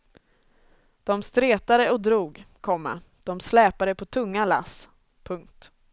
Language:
Swedish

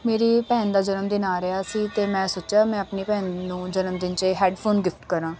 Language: Punjabi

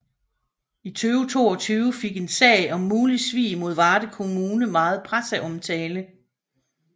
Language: Danish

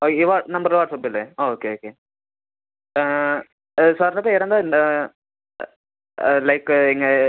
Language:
Malayalam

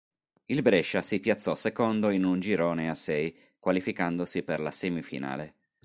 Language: Italian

